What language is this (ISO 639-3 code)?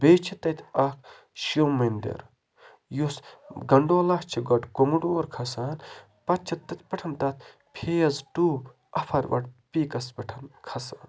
kas